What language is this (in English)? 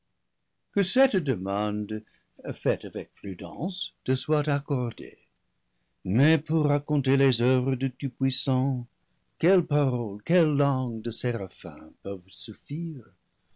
French